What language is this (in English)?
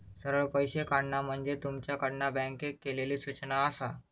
Marathi